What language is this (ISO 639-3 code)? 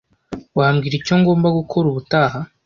kin